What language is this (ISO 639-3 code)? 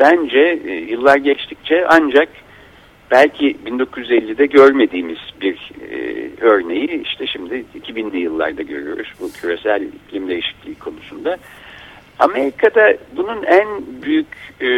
tur